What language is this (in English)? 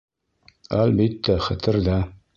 Bashkir